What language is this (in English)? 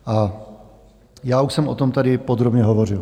Czech